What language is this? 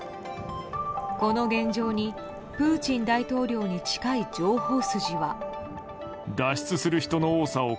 Japanese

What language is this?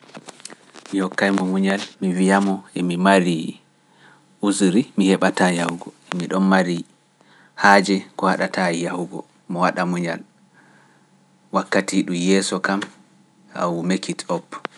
Pular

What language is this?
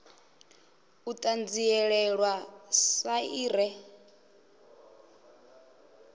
Venda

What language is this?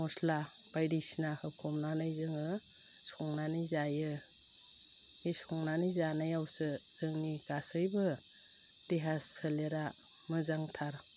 Bodo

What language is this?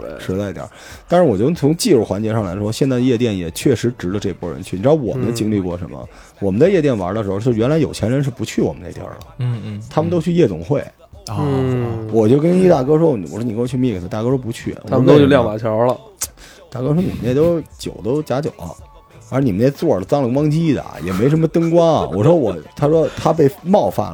Chinese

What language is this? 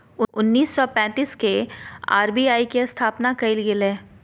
Magahi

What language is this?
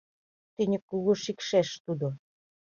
Mari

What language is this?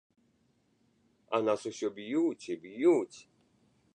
Belarusian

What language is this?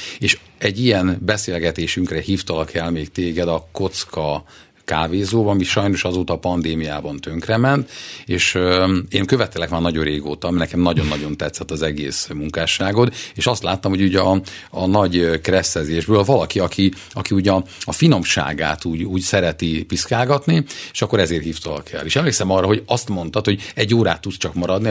Hungarian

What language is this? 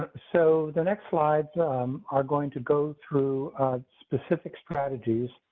English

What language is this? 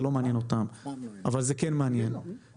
Hebrew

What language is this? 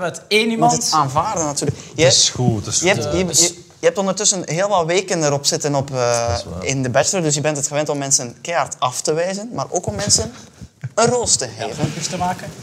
Dutch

